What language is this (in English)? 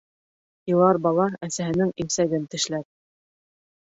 Bashkir